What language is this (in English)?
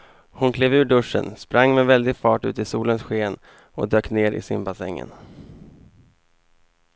Swedish